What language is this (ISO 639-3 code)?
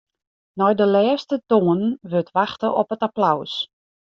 fry